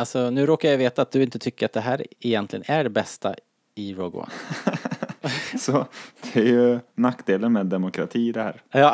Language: Swedish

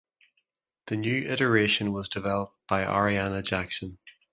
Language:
English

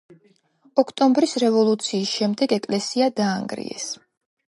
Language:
Georgian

